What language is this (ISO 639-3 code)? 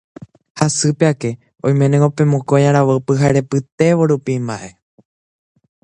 grn